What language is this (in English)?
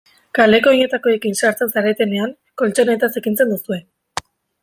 Basque